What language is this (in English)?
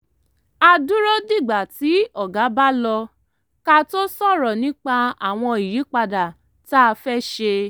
Yoruba